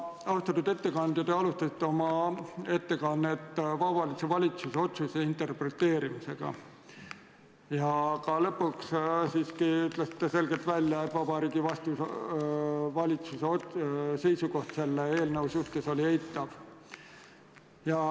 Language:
Estonian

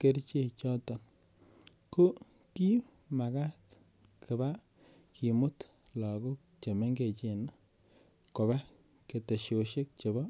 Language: Kalenjin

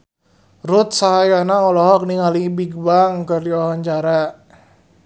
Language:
Sundanese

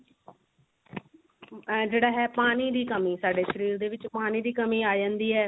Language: Punjabi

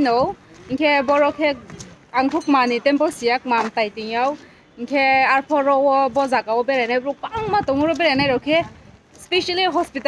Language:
Thai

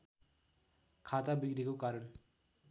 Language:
Nepali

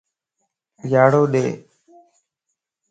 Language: Lasi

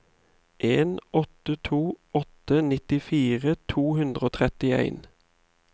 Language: Norwegian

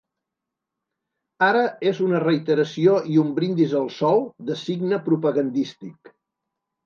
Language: Catalan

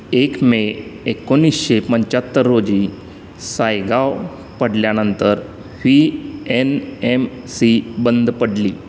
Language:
Marathi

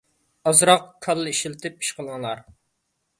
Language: Uyghur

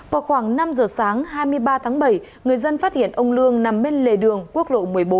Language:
Vietnamese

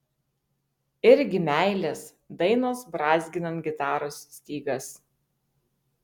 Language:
Lithuanian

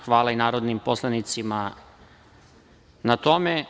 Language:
Serbian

